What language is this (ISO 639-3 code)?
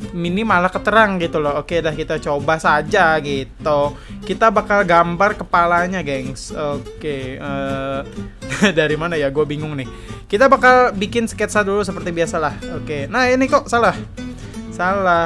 ind